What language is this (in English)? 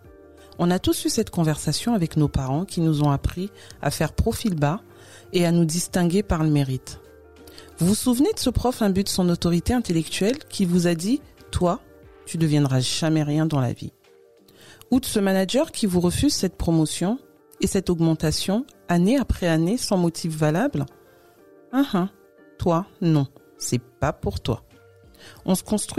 French